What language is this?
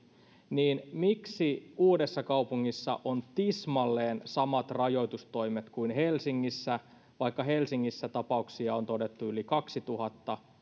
Finnish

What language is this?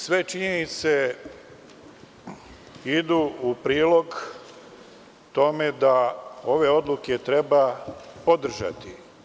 Serbian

